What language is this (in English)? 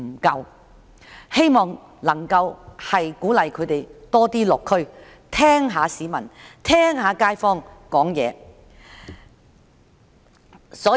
Cantonese